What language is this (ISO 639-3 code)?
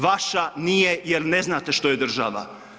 hrv